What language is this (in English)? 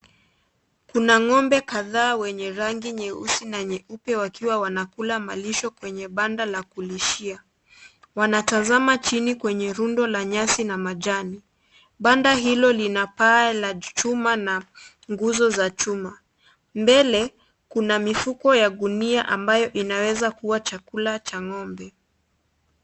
Swahili